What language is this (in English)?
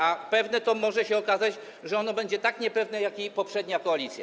Polish